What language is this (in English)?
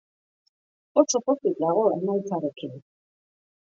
Basque